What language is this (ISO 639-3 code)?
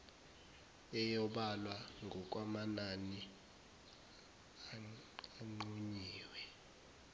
zul